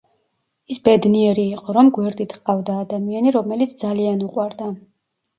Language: Georgian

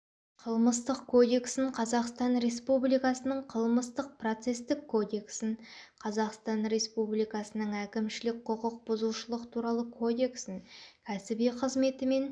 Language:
Kazakh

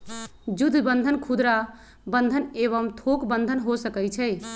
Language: Magahi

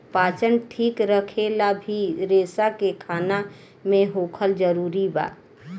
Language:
Bhojpuri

